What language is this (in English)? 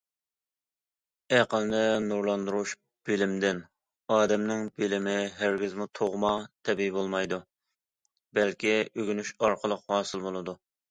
Uyghur